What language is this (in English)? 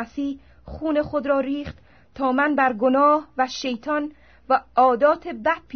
Persian